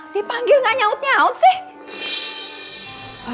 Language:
Indonesian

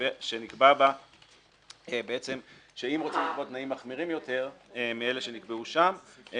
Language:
Hebrew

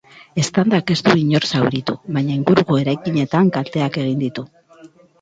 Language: Basque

